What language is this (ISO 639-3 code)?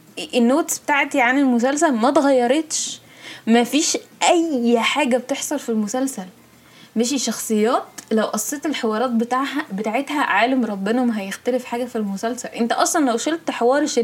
ara